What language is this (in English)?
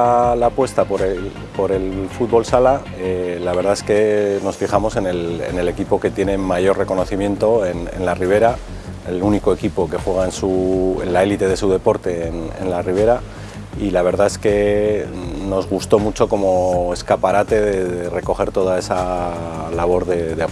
Spanish